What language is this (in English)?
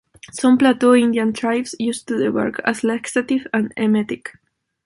English